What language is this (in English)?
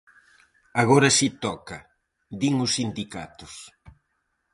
Galician